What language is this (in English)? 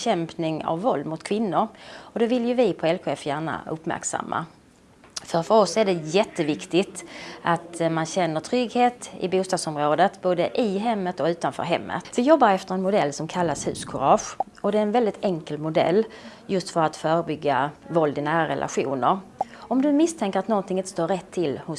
Swedish